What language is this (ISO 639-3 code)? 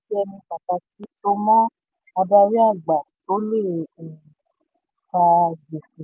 yor